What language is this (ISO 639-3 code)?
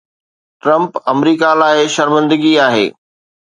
snd